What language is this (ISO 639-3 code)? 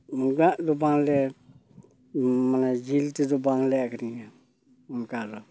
sat